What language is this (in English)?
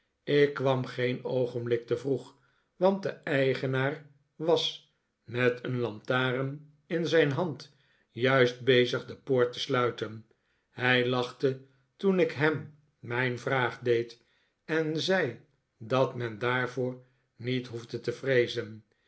Dutch